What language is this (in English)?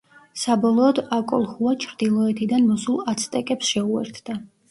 Georgian